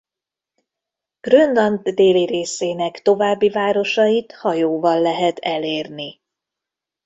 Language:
Hungarian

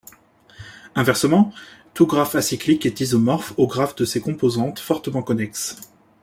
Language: French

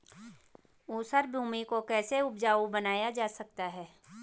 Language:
Hindi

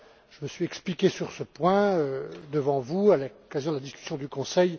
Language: French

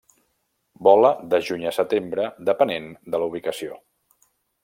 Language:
Catalan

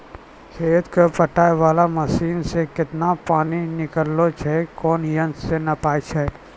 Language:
Maithili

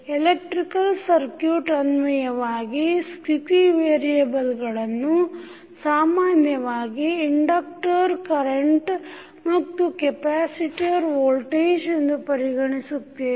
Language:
Kannada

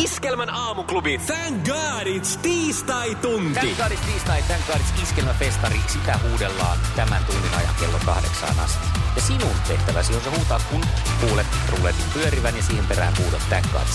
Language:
Finnish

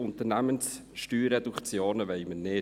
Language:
Swiss German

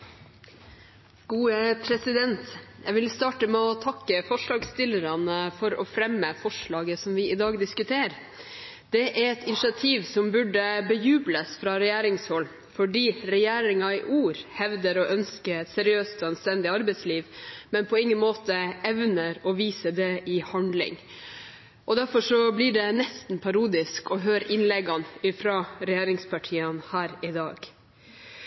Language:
Norwegian Bokmål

